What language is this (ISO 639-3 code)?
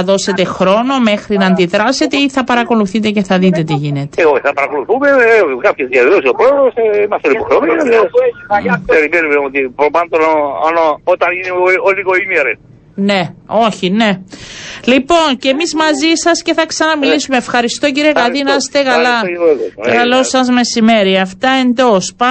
ell